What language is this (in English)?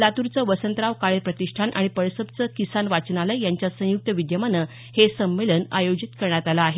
Marathi